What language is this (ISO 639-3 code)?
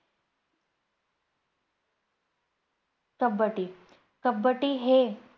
mar